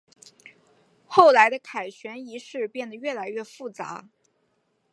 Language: Chinese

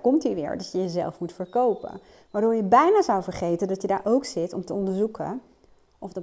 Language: Dutch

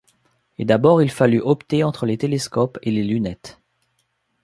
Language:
French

